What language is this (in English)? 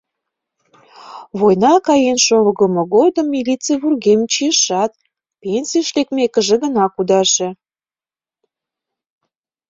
Mari